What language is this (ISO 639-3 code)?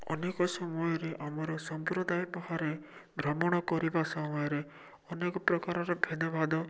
ori